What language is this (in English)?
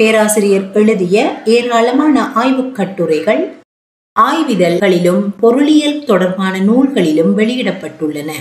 Tamil